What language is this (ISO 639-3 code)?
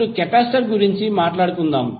tel